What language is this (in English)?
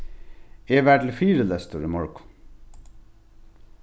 Faroese